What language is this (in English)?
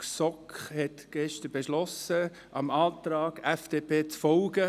Swiss German